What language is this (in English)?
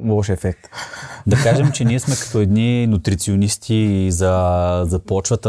Bulgarian